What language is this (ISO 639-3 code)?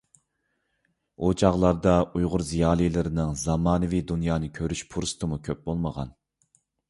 uig